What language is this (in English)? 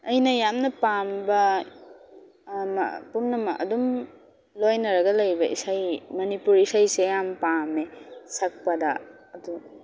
Manipuri